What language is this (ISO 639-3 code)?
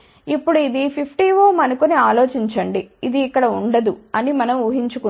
tel